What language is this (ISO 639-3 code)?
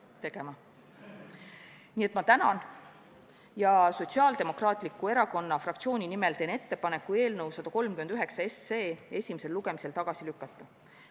est